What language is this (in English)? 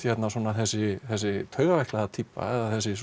Icelandic